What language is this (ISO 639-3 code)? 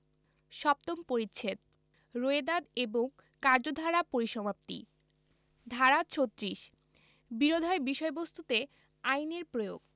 ben